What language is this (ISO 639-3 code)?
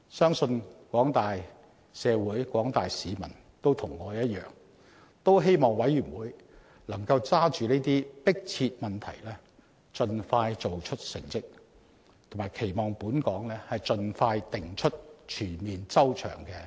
yue